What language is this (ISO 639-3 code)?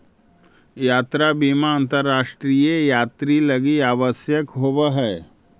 mag